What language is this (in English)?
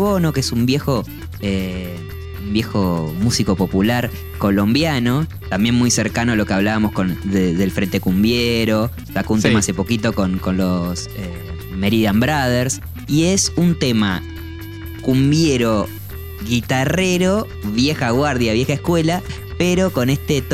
Spanish